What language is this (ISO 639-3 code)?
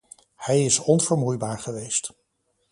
nld